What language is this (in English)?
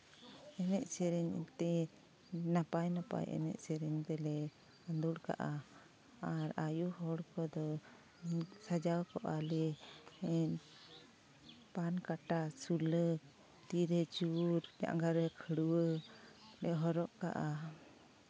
Santali